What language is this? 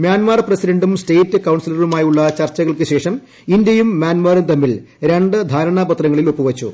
Malayalam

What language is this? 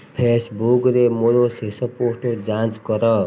Odia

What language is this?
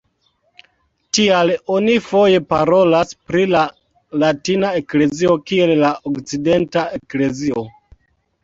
Esperanto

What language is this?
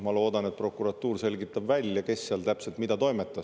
Estonian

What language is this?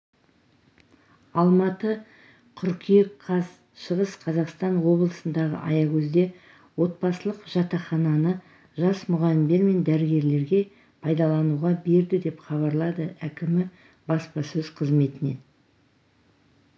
Kazakh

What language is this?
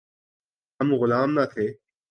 Urdu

